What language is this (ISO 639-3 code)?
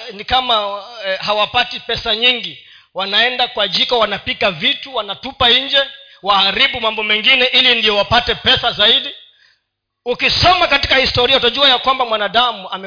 swa